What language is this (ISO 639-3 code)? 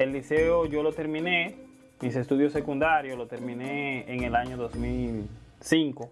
spa